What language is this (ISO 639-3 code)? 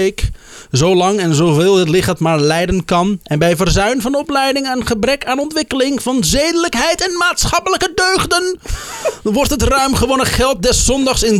nld